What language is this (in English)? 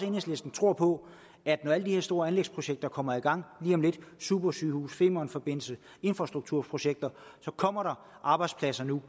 Danish